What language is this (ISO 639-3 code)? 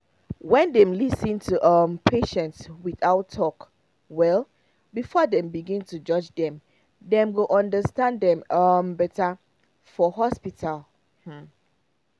pcm